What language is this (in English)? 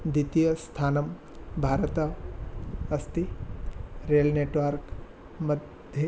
Sanskrit